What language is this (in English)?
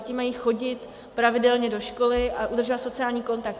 Czech